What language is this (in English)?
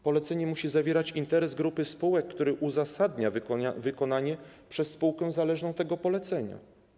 Polish